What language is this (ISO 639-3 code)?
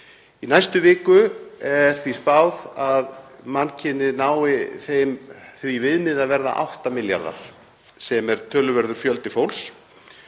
isl